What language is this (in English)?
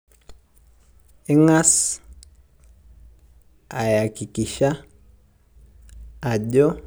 Masai